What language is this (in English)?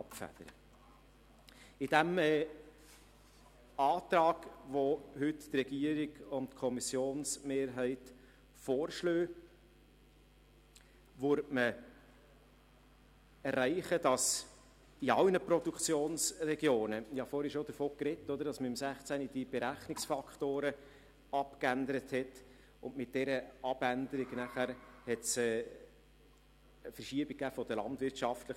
Swiss German